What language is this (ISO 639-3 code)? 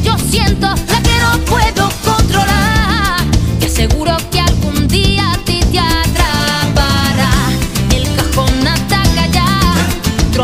spa